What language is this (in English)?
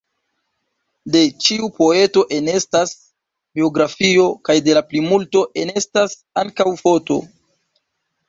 Esperanto